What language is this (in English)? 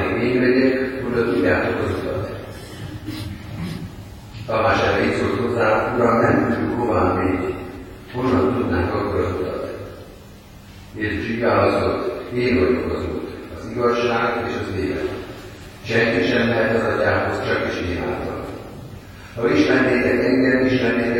Hungarian